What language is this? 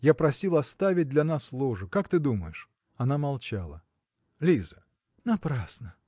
Russian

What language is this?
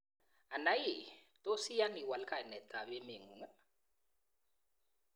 Kalenjin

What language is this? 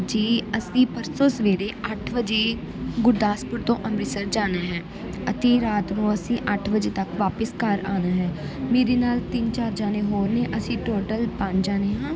Punjabi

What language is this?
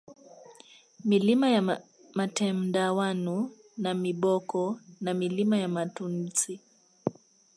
Swahili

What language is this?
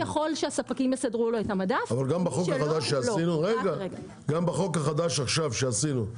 Hebrew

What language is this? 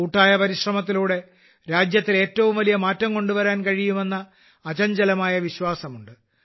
Malayalam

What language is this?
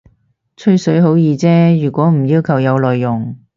Cantonese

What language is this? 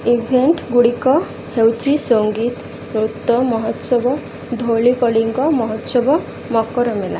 Odia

